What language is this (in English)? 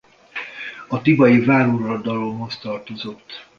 Hungarian